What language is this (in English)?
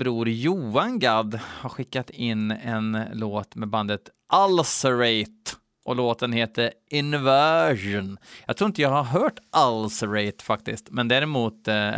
Swedish